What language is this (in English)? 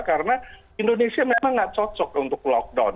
Indonesian